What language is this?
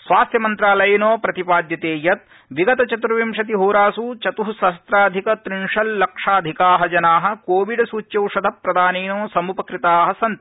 Sanskrit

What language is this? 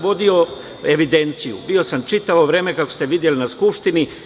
Serbian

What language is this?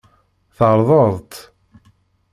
Kabyle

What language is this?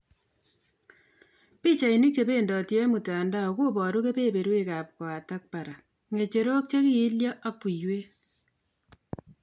Kalenjin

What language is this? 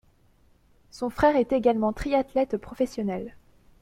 French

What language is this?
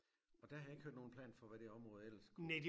Danish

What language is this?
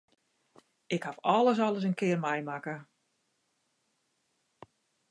Western Frisian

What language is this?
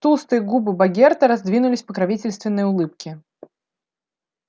Russian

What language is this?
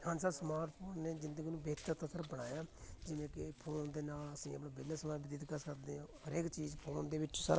Punjabi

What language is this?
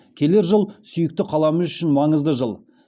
Kazakh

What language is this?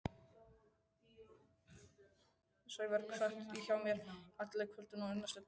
Icelandic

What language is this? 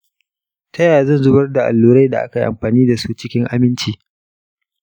Hausa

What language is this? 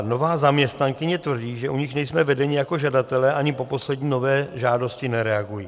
Czech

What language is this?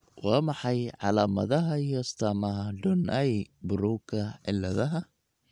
Somali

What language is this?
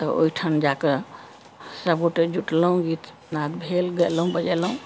Maithili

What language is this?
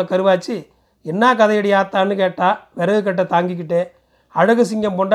Tamil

